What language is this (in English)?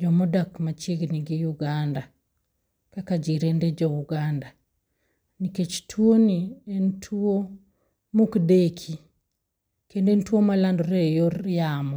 Luo (Kenya and Tanzania)